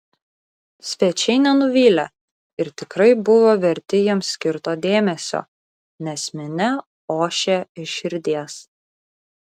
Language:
Lithuanian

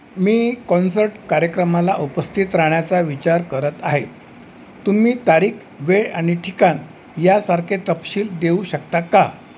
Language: Marathi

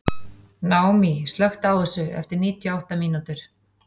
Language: Icelandic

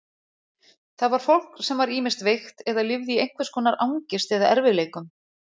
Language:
Icelandic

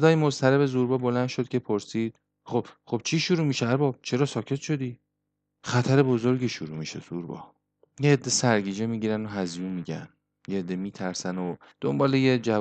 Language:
Persian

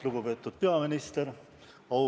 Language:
Estonian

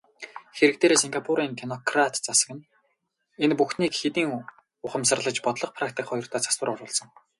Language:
Mongolian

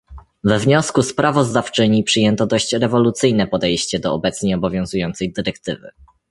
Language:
Polish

